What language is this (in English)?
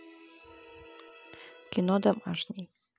Russian